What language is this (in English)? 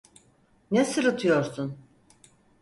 Turkish